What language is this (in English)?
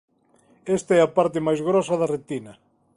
Galician